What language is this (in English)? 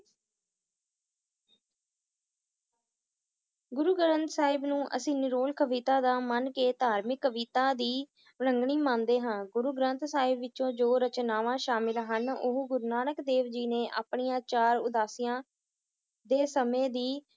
Punjabi